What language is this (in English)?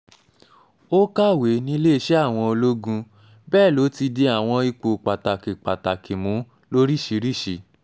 Yoruba